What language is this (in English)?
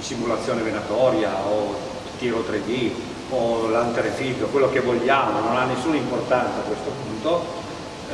Italian